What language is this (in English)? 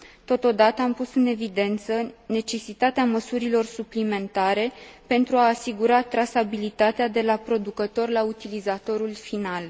Romanian